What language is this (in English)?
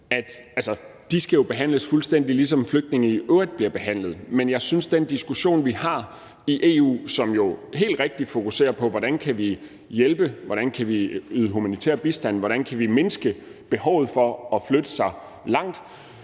Danish